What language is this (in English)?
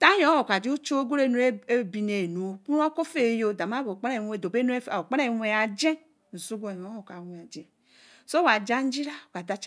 Eleme